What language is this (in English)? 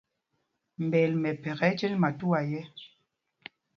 Mpumpong